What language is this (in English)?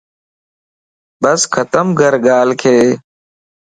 Lasi